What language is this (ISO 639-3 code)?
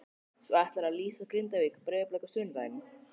isl